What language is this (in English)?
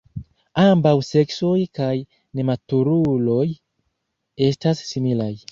Esperanto